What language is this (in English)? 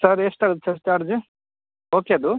Kannada